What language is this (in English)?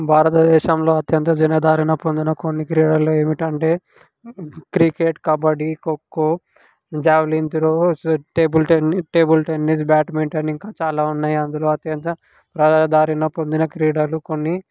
Telugu